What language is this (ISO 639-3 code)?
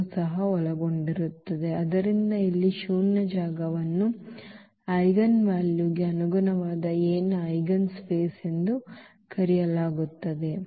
kan